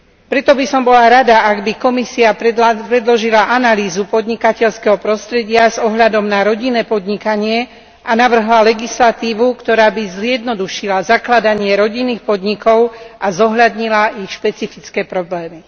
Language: Slovak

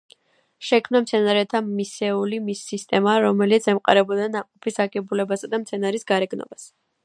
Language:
Georgian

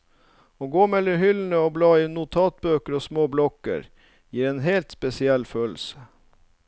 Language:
Norwegian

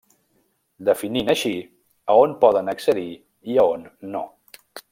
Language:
Catalan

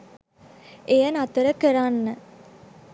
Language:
Sinhala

